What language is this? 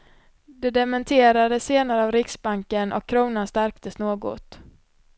Swedish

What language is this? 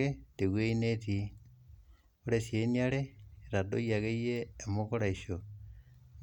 Masai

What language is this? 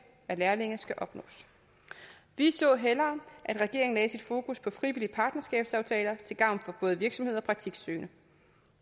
Danish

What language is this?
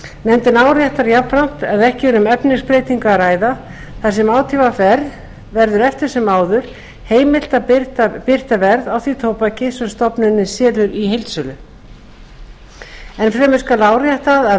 Icelandic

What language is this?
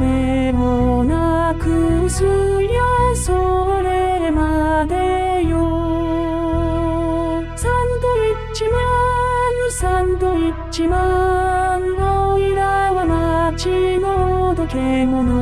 Korean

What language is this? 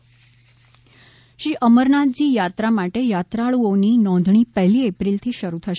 Gujarati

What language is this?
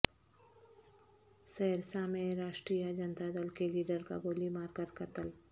Urdu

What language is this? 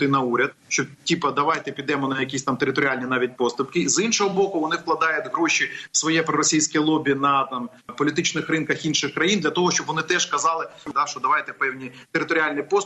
Ukrainian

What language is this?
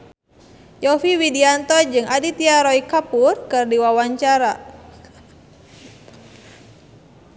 Sundanese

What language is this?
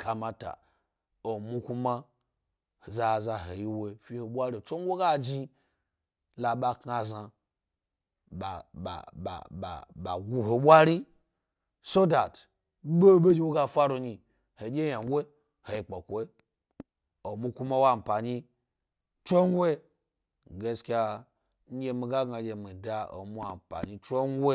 Gbari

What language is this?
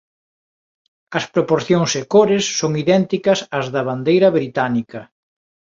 Galician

